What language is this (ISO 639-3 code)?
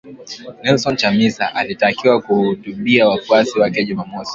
swa